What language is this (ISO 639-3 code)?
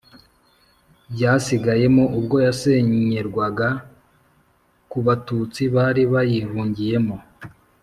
kin